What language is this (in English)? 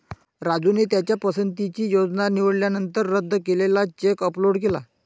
Marathi